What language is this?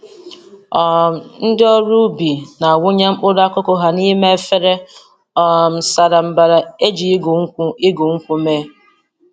Igbo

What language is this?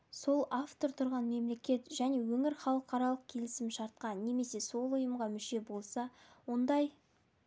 Kazakh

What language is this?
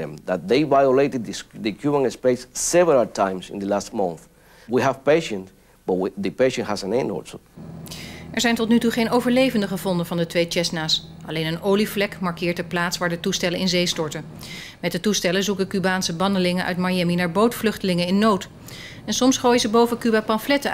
Dutch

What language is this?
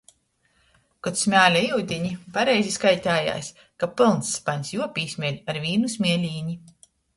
Latgalian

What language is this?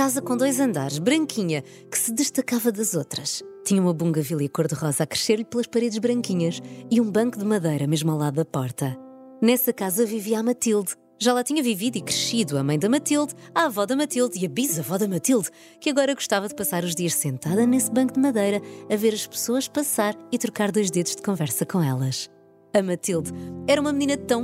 Portuguese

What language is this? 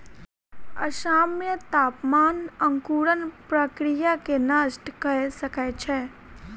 Maithili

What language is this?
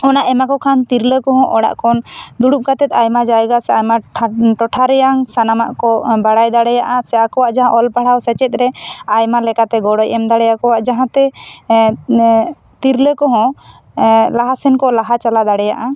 Santali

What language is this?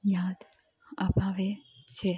Gujarati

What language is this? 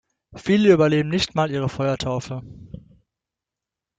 German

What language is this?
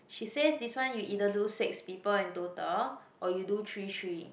English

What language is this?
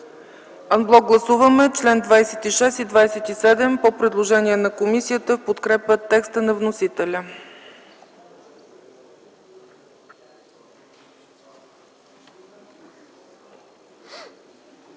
Bulgarian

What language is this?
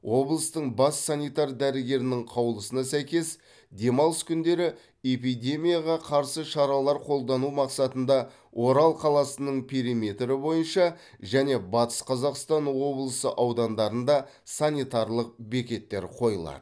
Kazakh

